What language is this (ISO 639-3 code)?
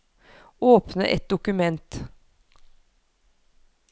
nor